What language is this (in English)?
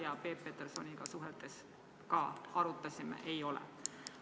Estonian